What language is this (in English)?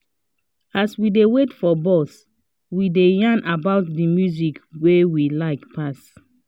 Nigerian Pidgin